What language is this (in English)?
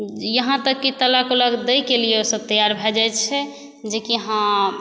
Maithili